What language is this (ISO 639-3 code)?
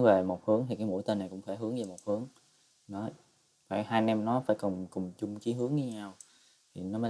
vie